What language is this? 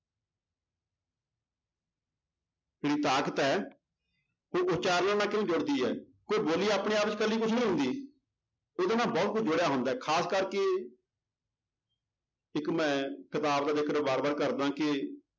Punjabi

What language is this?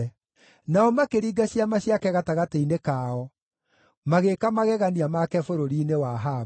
Kikuyu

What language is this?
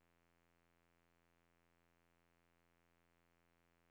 Norwegian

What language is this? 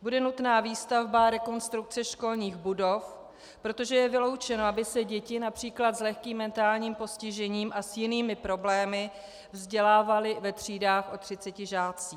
Czech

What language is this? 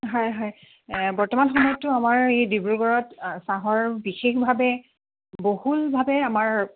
Assamese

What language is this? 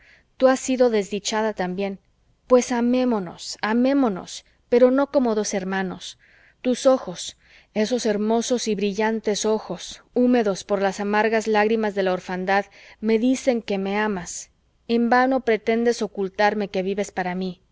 Spanish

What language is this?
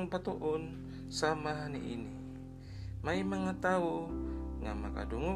Filipino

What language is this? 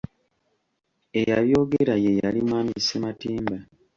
Ganda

